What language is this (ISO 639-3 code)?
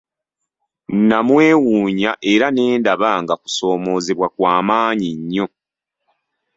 lug